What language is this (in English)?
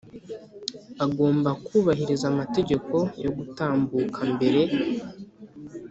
Kinyarwanda